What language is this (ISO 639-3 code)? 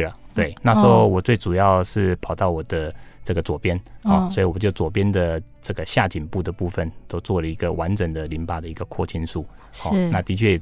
zho